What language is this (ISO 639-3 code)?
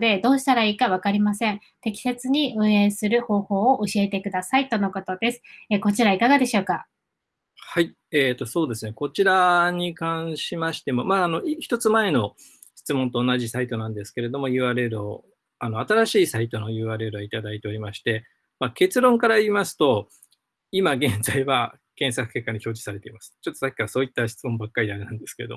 jpn